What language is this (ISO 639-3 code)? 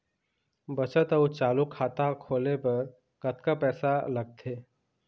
hne